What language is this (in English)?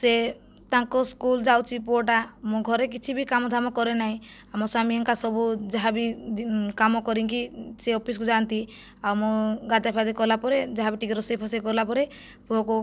Odia